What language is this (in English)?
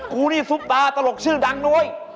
Thai